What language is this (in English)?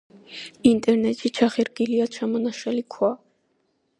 Georgian